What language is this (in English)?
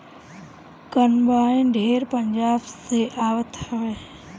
Bhojpuri